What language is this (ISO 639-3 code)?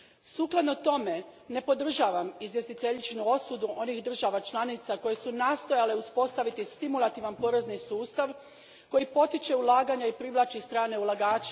hrv